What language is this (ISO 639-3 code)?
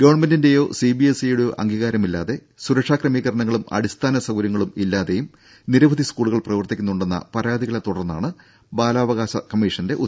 mal